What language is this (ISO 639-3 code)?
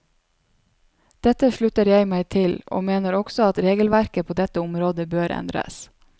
nor